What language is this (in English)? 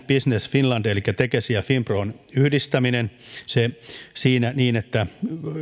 Finnish